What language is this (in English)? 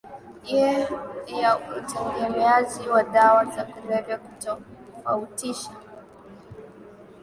Swahili